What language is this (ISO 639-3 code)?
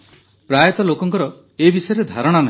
ori